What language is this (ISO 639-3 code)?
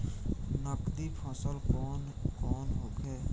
bho